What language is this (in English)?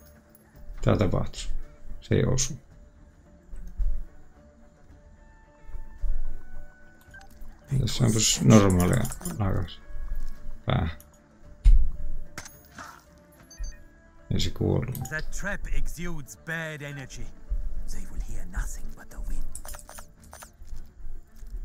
Finnish